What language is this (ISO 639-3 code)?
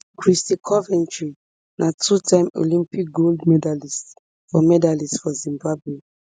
pcm